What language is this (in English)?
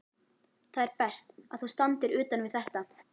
Icelandic